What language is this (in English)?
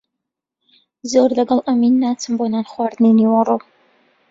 Central Kurdish